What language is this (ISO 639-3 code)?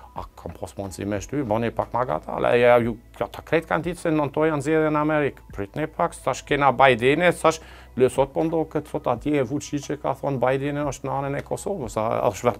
ron